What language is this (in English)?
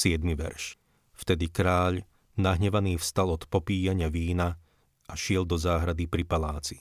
Slovak